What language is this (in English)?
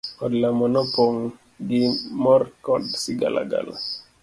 Luo (Kenya and Tanzania)